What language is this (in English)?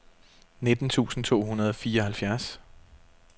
Danish